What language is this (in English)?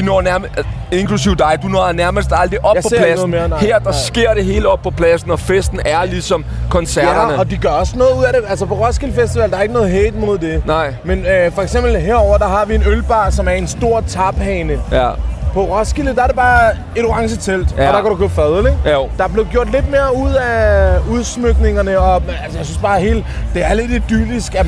Danish